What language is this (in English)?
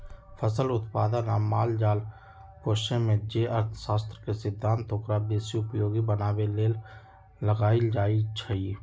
Magahi